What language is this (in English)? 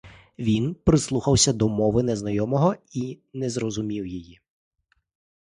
Ukrainian